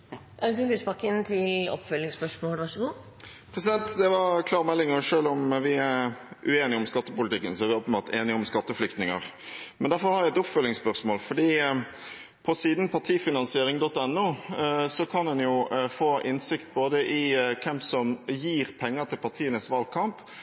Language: Norwegian Bokmål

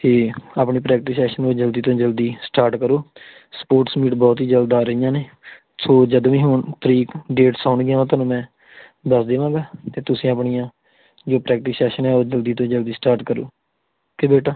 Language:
Punjabi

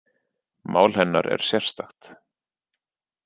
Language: Icelandic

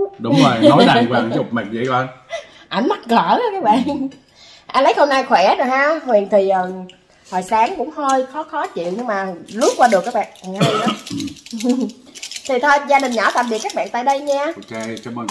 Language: Vietnamese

